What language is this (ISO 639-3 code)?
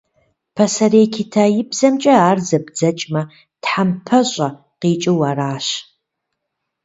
kbd